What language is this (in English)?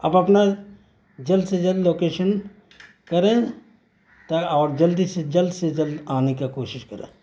Urdu